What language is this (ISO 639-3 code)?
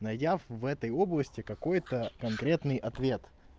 rus